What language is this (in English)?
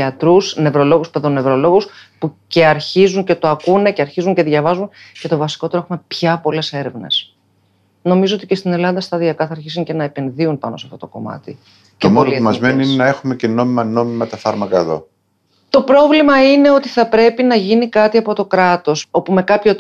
Greek